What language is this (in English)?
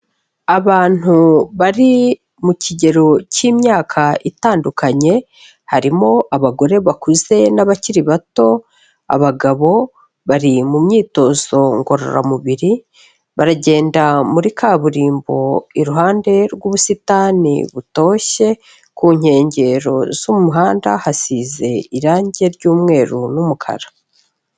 Kinyarwanda